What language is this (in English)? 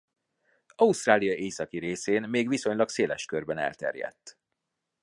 Hungarian